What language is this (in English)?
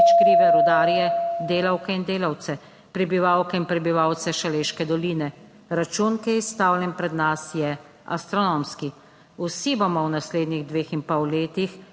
Slovenian